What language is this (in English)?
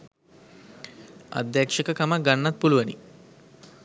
Sinhala